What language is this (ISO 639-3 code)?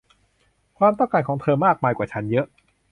tha